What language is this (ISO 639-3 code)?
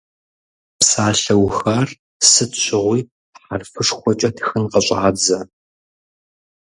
kbd